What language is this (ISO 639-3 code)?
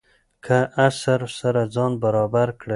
pus